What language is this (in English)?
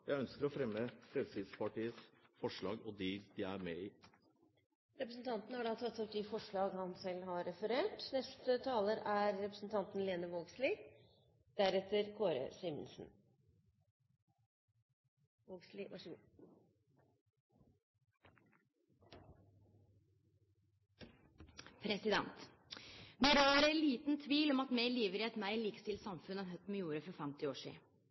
Norwegian